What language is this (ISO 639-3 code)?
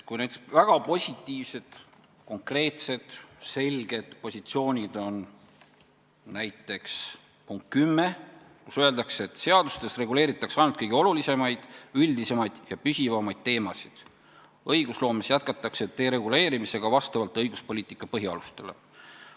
est